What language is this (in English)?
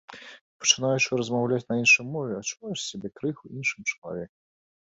Belarusian